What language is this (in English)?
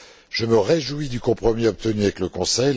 French